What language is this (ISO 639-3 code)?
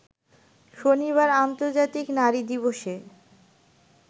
ben